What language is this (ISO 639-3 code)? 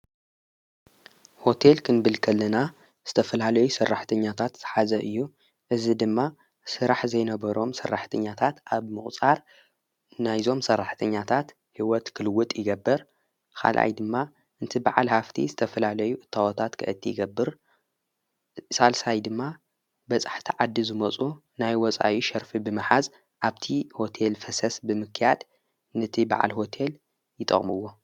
tir